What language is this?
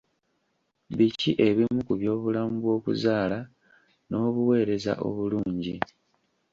Ganda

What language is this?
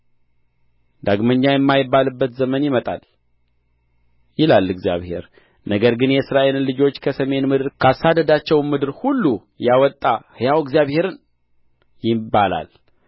Amharic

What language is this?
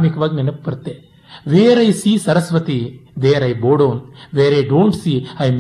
Kannada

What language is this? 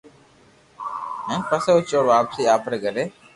Loarki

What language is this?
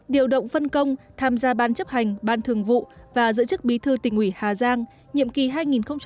Vietnamese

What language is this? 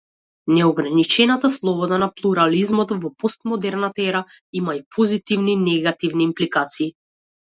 Macedonian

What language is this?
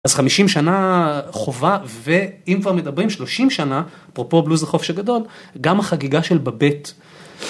Hebrew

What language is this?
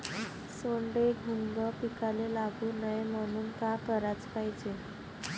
Marathi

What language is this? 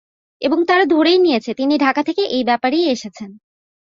Bangla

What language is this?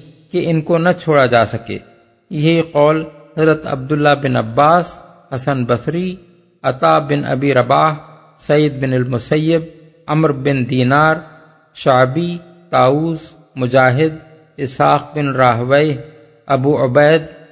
Urdu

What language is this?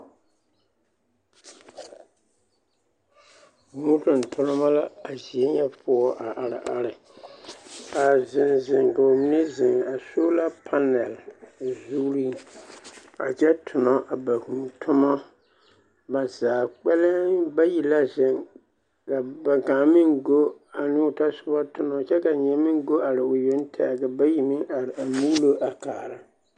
Southern Dagaare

